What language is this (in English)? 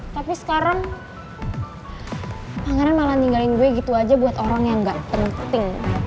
Indonesian